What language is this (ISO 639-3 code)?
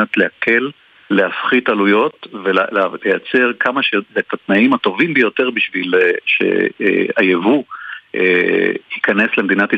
heb